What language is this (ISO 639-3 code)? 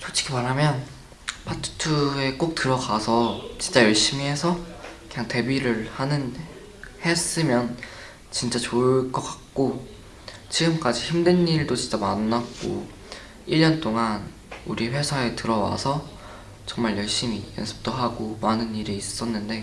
kor